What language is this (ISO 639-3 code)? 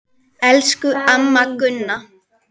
isl